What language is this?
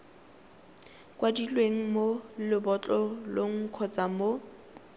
Tswana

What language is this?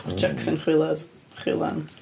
Welsh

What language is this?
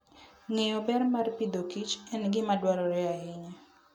Luo (Kenya and Tanzania)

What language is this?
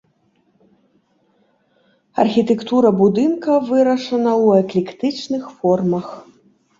Belarusian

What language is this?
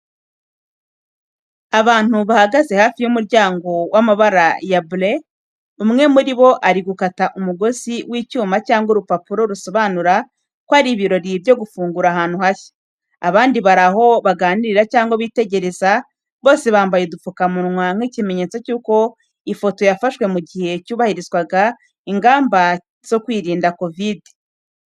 Kinyarwanda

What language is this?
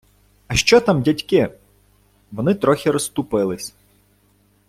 Ukrainian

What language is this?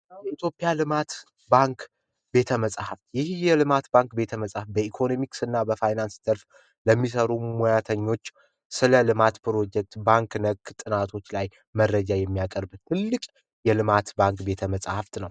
Amharic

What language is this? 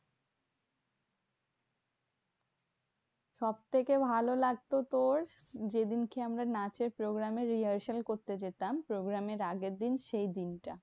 Bangla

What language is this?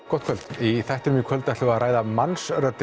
Icelandic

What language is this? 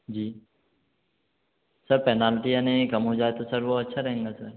Hindi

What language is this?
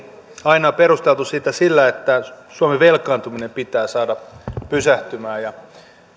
Finnish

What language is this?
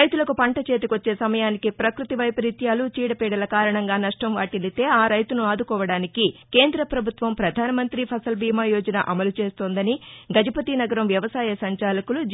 Telugu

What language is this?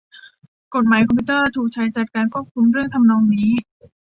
Thai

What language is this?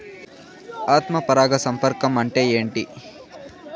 Telugu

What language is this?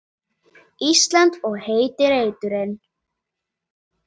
Icelandic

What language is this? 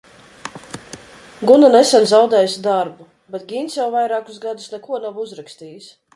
Latvian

